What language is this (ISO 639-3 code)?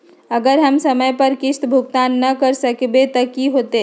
mag